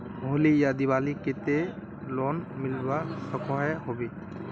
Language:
Magahi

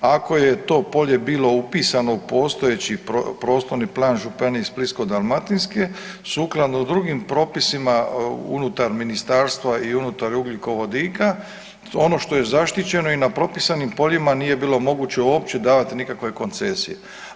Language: Croatian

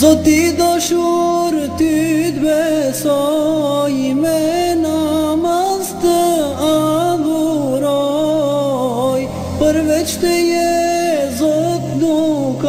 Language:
Arabic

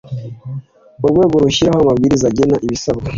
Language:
Kinyarwanda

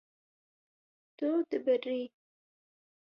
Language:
Kurdish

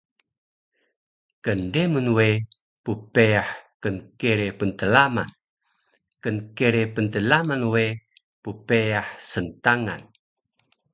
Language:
Taroko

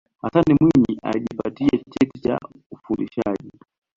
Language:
Swahili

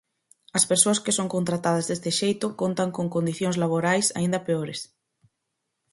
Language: Galician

